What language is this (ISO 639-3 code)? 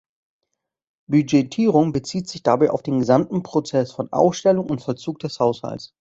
deu